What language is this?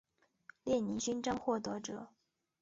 Chinese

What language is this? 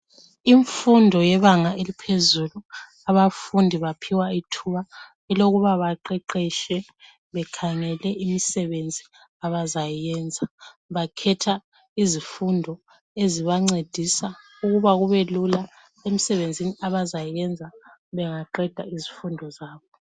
North Ndebele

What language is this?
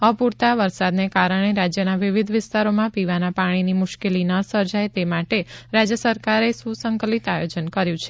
Gujarati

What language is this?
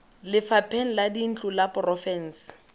Tswana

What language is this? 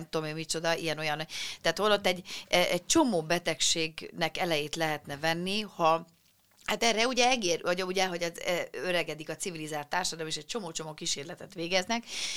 Hungarian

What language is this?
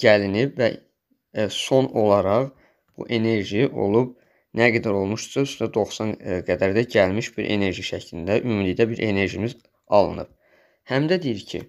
Turkish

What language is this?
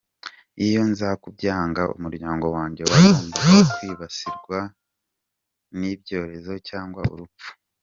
Kinyarwanda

